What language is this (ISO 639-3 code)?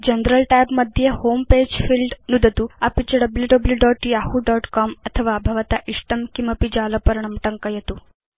san